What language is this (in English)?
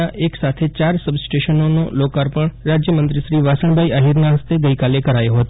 Gujarati